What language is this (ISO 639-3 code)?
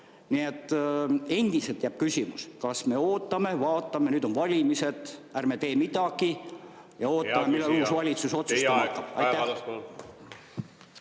est